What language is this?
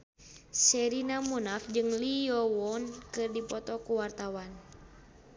Sundanese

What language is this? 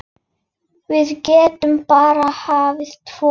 Icelandic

